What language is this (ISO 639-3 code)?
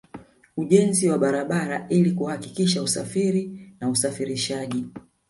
swa